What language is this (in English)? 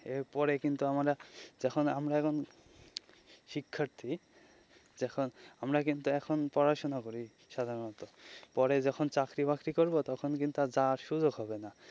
Bangla